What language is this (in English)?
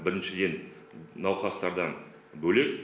Kazakh